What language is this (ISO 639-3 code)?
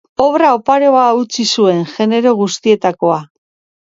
eus